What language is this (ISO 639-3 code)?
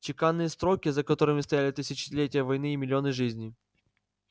rus